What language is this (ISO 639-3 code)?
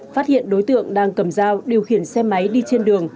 vie